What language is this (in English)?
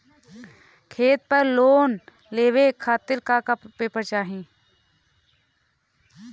Bhojpuri